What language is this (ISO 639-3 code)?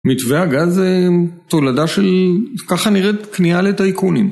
heb